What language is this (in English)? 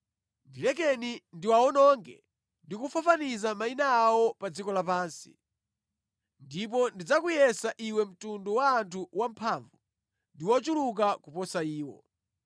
Nyanja